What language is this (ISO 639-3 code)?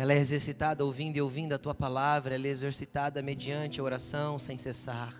por